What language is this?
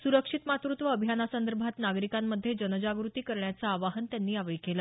Marathi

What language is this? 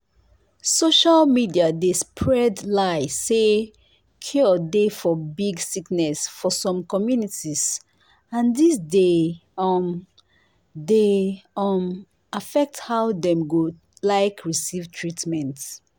Nigerian Pidgin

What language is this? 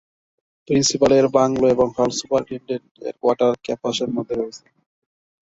Bangla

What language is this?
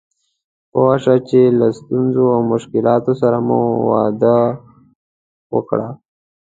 Pashto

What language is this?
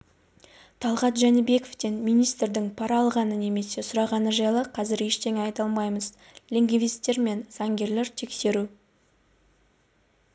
Kazakh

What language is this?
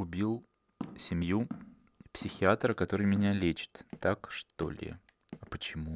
Russian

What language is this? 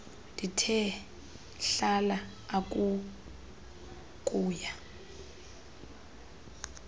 Xhosa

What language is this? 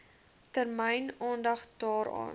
Afrikaans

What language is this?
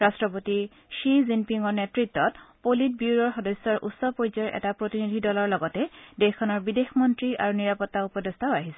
Assamese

